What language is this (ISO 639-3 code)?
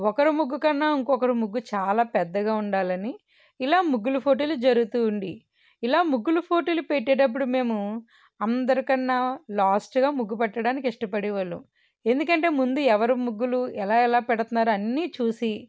tel